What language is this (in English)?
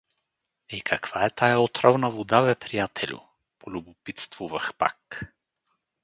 Bulgarian